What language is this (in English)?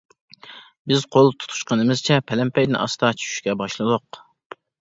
Uyghur